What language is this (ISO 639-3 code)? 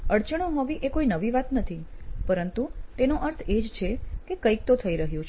guj